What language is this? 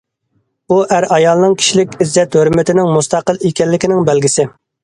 Uyghur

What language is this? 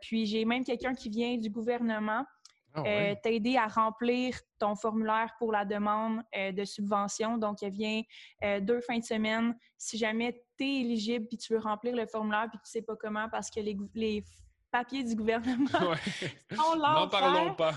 French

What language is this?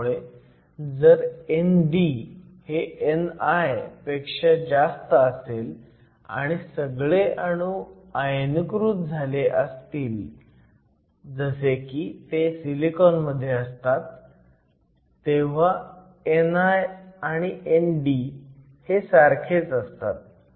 Marathi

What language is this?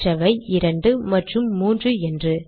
Tamil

